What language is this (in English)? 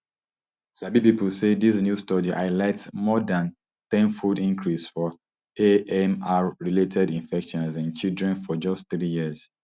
Nigerian Pidgin